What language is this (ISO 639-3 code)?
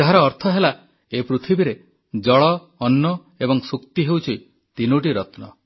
ori